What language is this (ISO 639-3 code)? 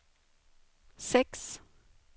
swe